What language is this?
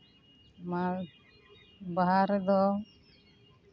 Santali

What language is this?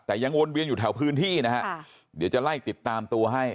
Thai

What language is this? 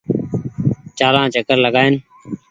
Goaria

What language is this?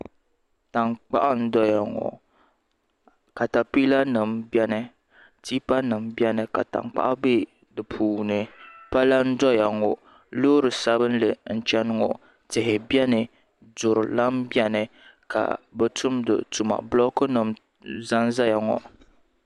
Dagbani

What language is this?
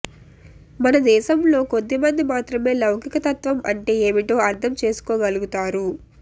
Telugu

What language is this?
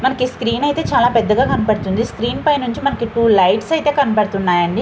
Telugu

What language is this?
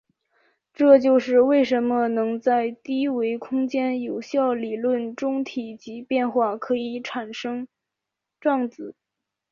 Chinese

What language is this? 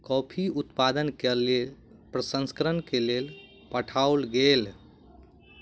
Maithili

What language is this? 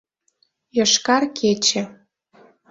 Mari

